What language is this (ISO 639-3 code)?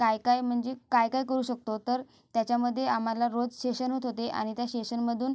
mar